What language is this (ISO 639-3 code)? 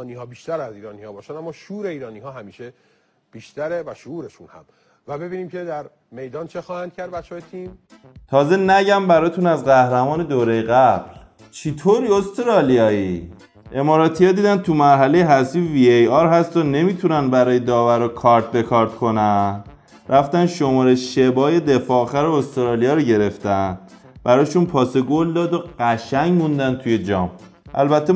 fas